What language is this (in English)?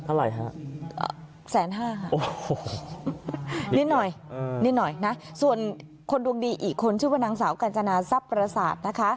Thai